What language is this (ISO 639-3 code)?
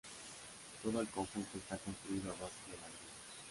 spa